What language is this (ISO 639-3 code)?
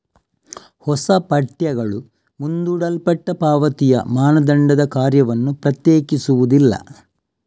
kan